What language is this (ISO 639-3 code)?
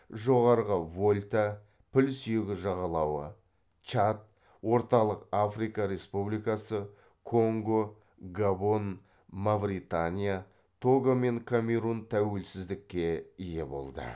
kaz